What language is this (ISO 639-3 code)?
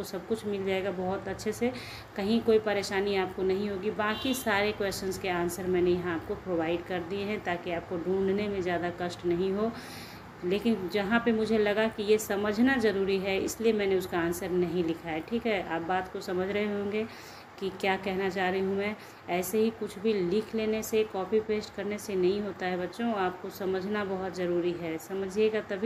hin